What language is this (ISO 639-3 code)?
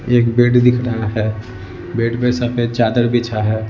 hin